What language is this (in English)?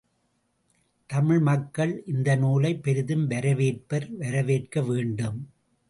Tamil